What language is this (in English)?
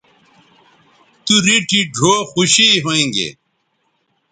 Bateri